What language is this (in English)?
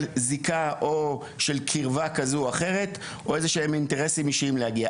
Hebrew